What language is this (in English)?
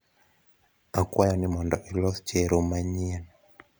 Luo (Kenya and Tanzania)